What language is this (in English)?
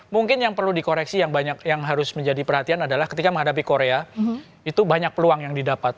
Indonesian